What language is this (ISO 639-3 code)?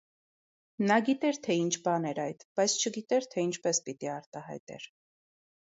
hye